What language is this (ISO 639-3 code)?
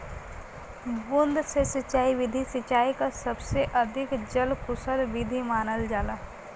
bho